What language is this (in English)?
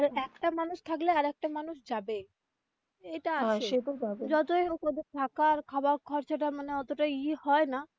Bangla